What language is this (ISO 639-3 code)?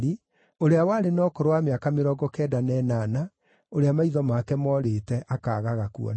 kik